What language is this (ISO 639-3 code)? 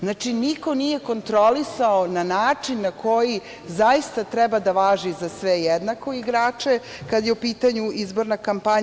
srp